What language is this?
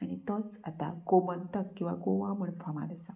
Konkani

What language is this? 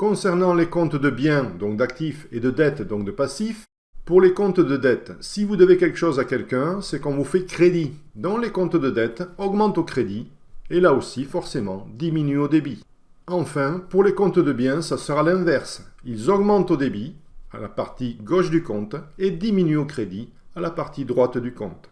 French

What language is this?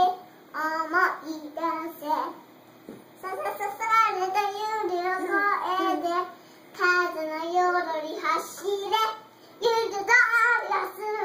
Turkish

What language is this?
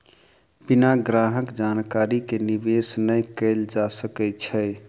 Maithili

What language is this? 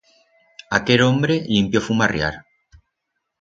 Aragonese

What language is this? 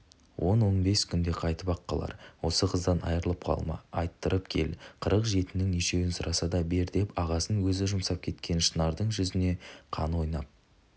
Kazakh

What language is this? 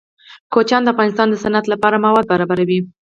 Pashto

